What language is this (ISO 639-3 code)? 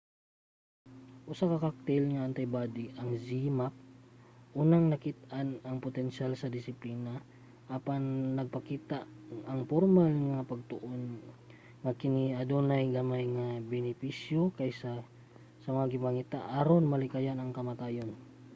ceb